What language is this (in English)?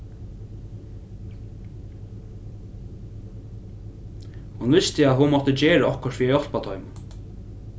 Faroese